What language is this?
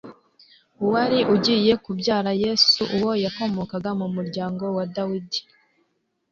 Kinyarwanda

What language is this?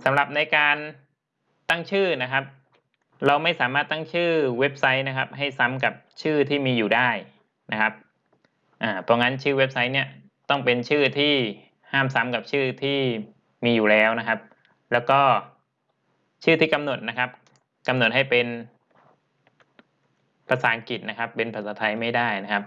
Thai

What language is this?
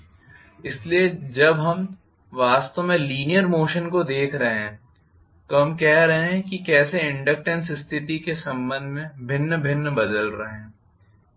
Hindi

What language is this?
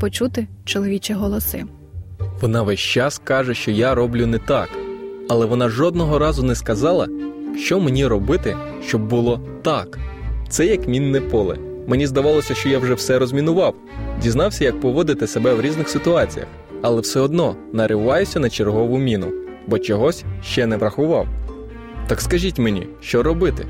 Ukrainian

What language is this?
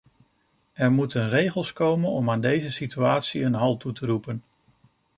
Dutch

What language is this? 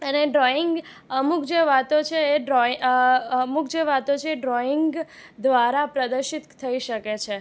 Gujarati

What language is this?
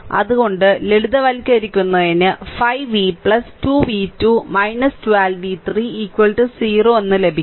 Malayalam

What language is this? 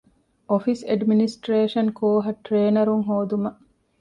Divehi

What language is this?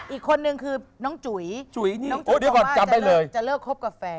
Thai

